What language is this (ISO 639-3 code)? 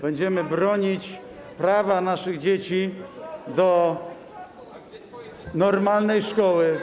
pol